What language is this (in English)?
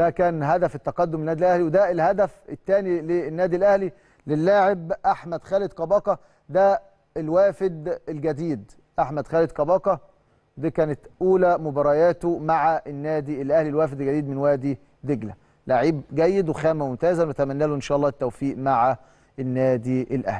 Arabic